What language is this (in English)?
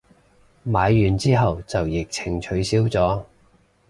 Cantonese